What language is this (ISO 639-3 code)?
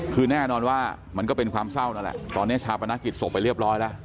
tha